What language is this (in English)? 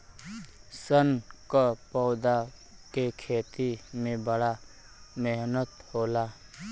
Bhojpuri